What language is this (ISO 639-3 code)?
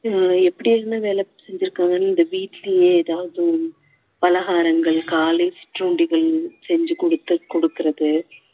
tam